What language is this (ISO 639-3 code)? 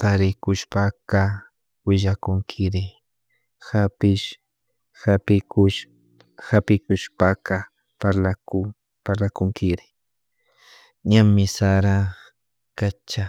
qug